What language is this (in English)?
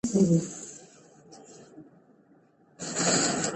Pashto